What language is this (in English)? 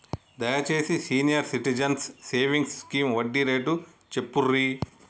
Telugu